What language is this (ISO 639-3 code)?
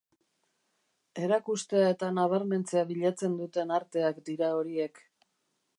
eus